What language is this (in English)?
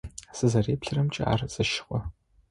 Adyghe